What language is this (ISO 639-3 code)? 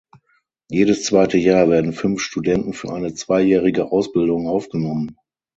deu